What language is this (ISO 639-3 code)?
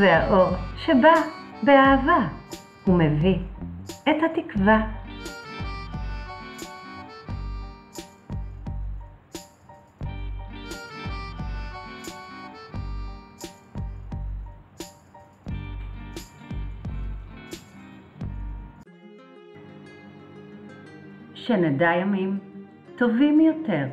heb